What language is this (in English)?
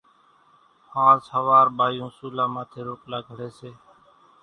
Kachi Koli